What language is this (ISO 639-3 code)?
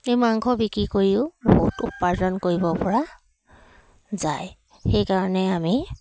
asm